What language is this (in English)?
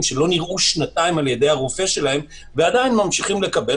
Hebrew